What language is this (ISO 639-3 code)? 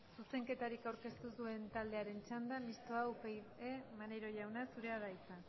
eus